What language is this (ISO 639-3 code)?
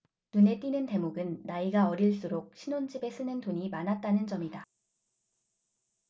kor